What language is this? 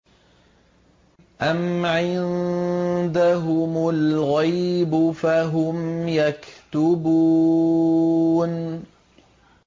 Arabic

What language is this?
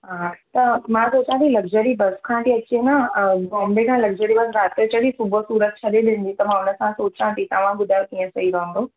Sindhi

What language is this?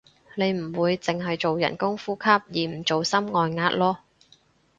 Cantonese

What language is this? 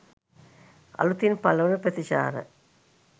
Sinhala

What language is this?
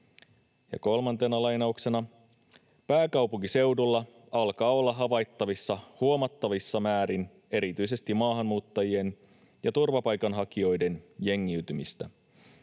Finnish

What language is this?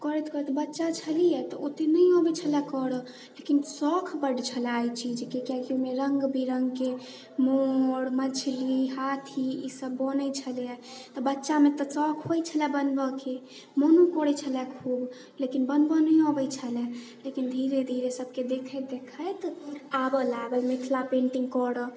Maithili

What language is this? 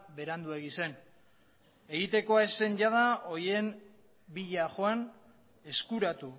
Basque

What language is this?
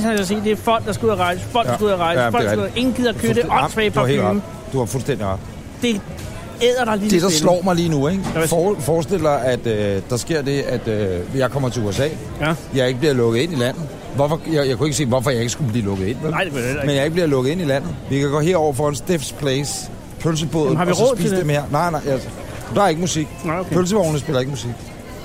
Danish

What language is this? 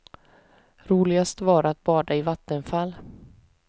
Swedish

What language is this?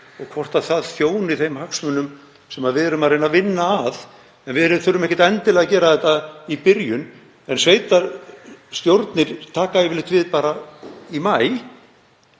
Icelandic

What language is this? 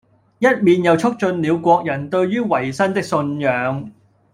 Cantonese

